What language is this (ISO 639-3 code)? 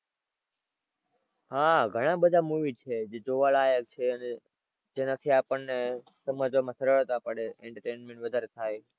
guj